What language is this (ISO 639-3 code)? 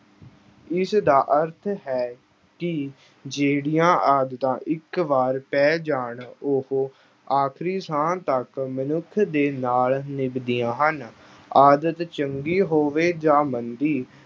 pan